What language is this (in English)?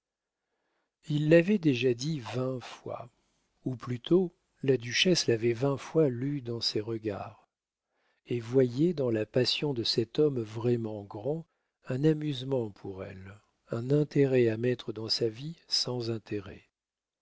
French